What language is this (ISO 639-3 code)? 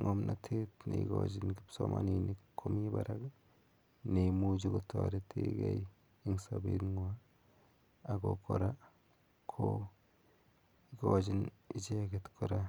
kln